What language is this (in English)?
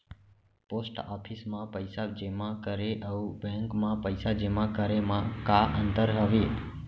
Chhattisgarhi